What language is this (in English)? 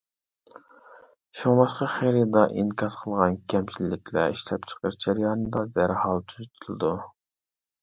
Uyghur